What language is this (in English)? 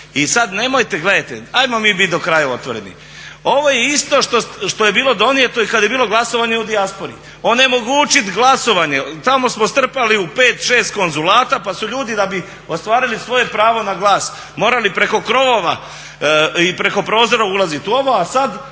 Croatian